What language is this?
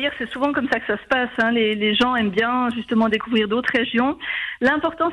French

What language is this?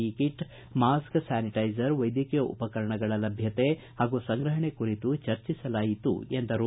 Kannada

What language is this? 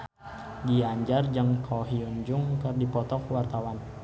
Sundanese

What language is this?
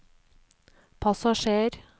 Norwegian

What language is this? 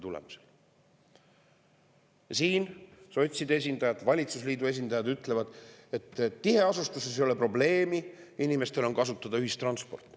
Estonian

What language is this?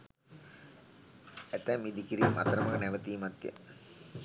Sinhala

